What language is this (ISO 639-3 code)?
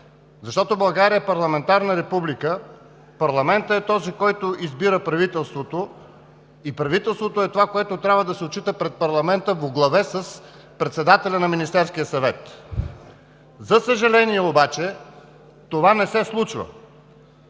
bul